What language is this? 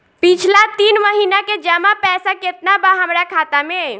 Bhojpuri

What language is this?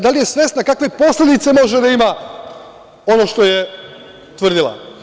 Serbian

